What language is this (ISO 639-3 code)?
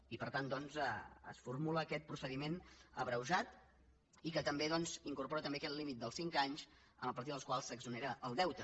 cat